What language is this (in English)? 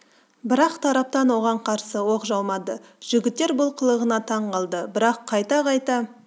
Kazakh